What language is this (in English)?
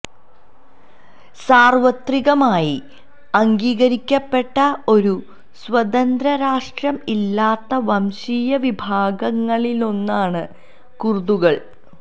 Malayalam